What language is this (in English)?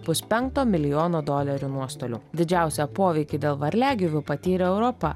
Lithuanian